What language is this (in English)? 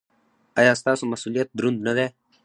Pashto